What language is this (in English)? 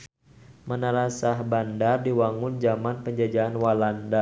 Sundanese